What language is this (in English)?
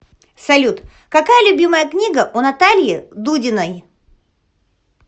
Russian